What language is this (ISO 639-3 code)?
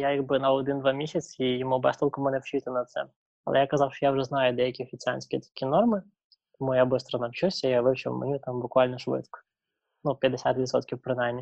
ukr